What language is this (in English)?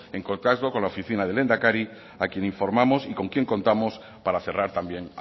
Spanish